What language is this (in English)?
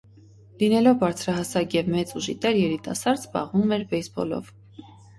Armenian